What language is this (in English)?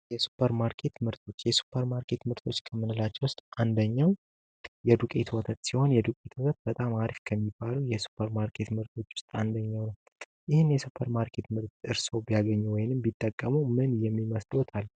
Amharic